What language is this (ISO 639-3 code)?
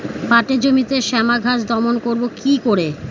ben